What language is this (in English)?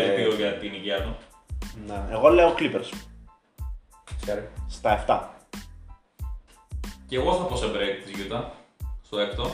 Greek